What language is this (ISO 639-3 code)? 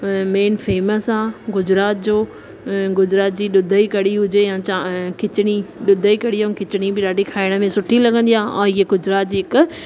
snd